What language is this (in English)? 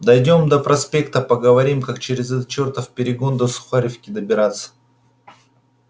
Russian